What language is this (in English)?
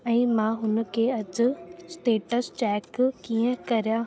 Sindhi